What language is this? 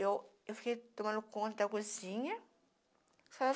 Portuguese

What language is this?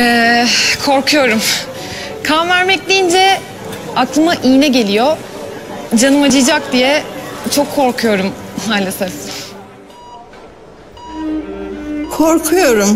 Turkish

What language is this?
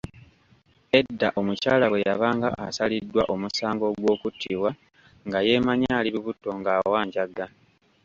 Ganda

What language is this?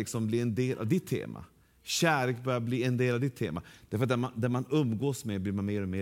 Swedish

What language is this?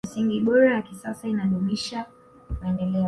Swahili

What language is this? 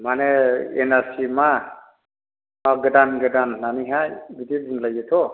Bodo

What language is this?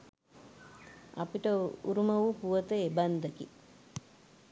Sinhala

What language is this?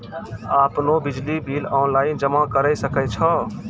Maithili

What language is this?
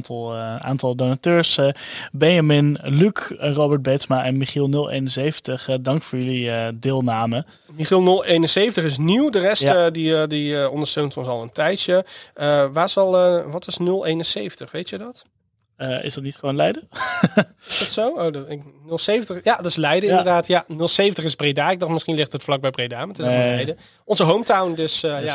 Dutch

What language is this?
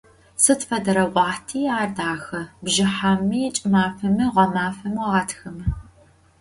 Adyghe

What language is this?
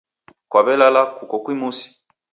Taita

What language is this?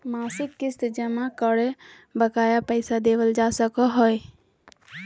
Magahi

